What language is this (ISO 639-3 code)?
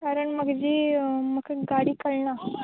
kok